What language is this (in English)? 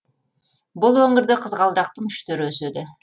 Kazakh